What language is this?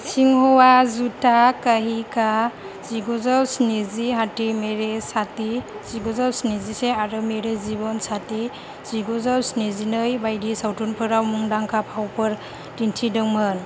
Bodo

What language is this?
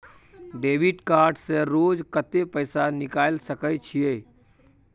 Maithili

